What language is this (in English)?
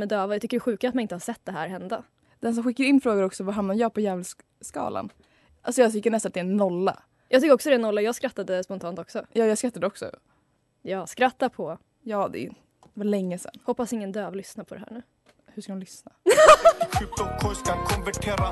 Swedish